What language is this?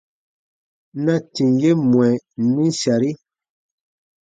Baatonum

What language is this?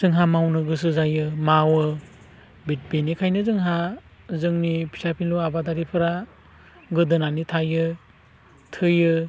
Bodo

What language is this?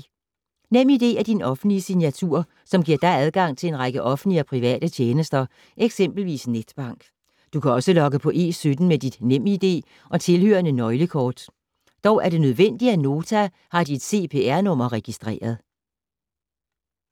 Danish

